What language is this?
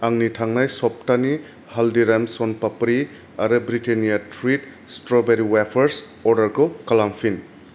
Bodo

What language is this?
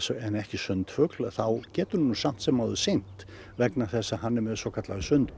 Icelandic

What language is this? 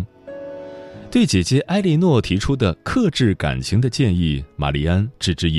Chinese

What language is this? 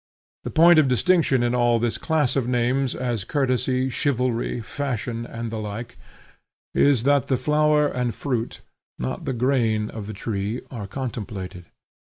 English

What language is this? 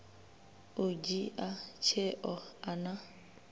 Venda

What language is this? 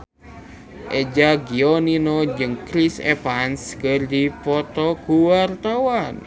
Sundanese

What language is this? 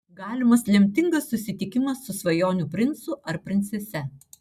Lithuanian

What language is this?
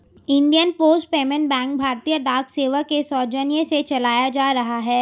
Hindi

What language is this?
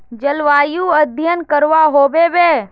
Magahi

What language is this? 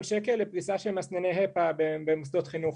Hebrew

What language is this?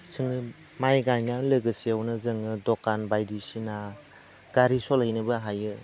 Bodo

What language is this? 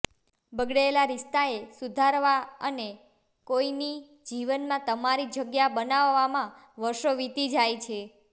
Gujarati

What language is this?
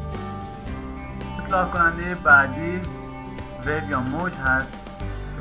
Persian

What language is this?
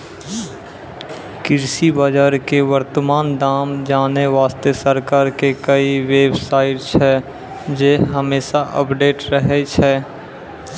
Maithili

